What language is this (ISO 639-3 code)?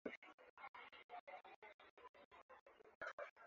swa